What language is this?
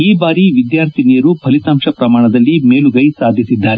Kannada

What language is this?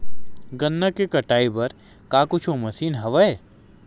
Chhattisgarhi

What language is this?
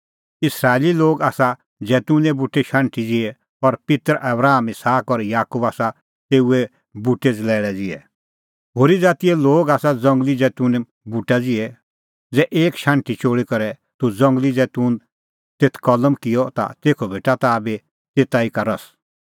Kullu Pahari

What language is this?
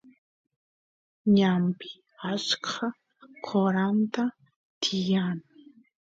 Santiago del Estero Quichua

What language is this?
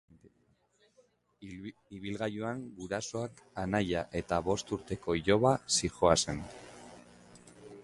Basque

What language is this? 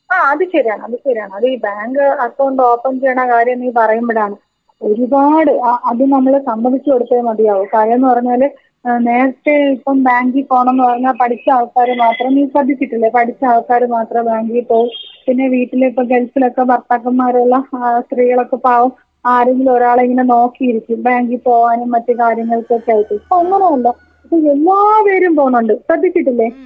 Malayalam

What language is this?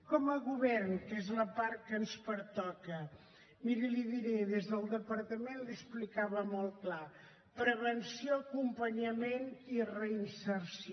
Catalan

